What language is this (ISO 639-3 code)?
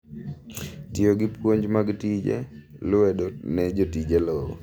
luo